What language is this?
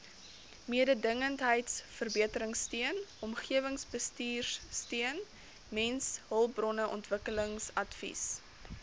Afrikaans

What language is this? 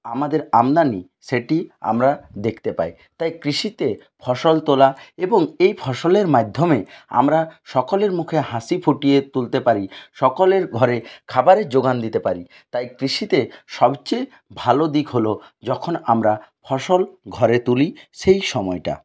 Bangla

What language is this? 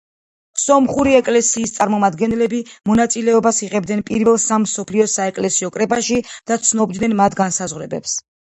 Georgian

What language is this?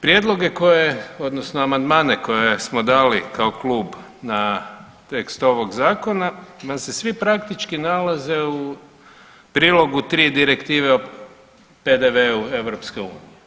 Croatian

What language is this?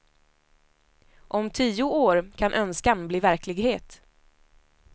Swedish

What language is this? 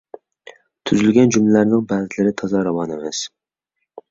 Uyghur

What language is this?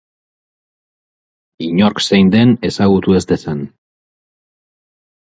Basque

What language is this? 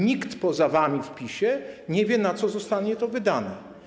Polish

